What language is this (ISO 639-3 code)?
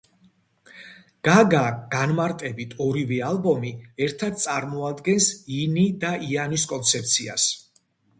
kat